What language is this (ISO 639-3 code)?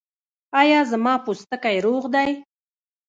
pus